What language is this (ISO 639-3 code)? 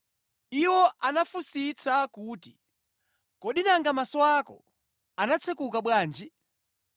nya